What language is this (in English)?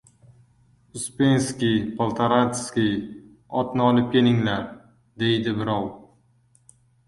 Uzbek